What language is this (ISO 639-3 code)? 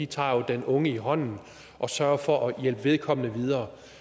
dan